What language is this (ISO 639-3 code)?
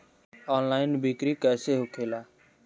bho